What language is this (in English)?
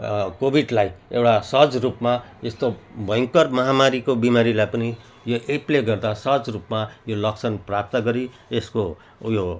Nepali